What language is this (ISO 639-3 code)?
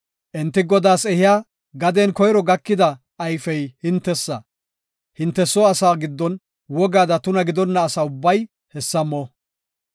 gof